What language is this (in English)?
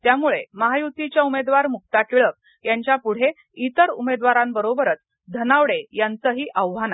Marathi